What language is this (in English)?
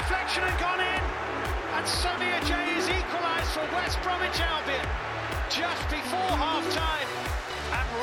Greek